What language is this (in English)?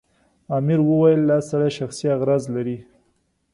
Pashto